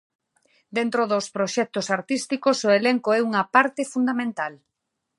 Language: Galician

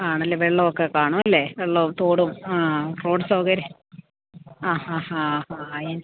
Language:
Malayalam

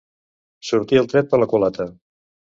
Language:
Catalan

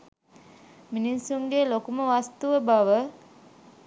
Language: Sinhala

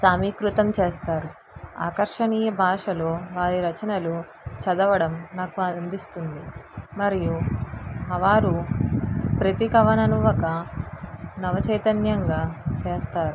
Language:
Telugu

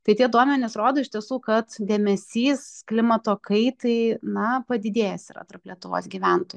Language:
Lithuanian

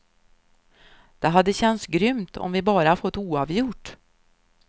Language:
Swedish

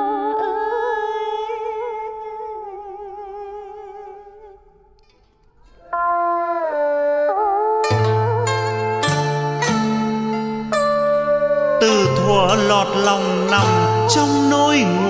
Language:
Vietnamese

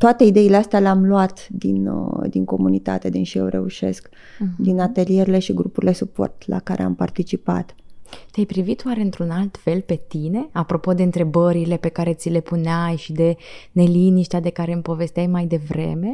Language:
Romanian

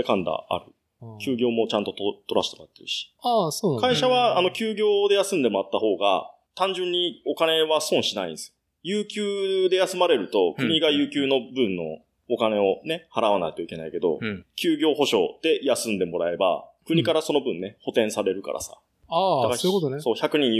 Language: Japanese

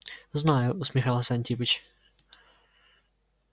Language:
Russian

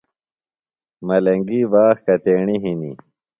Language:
Phalura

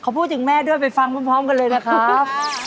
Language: Thai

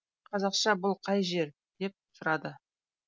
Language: Kazakh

